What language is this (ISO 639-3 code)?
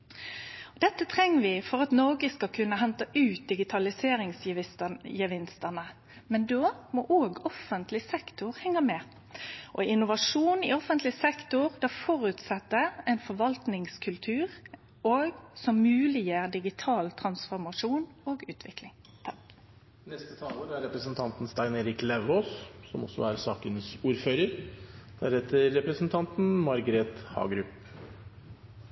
nor